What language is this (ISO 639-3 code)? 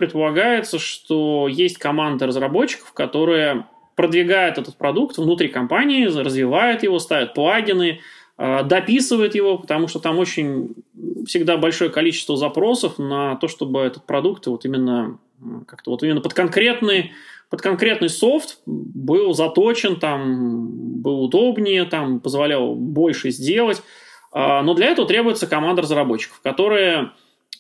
rus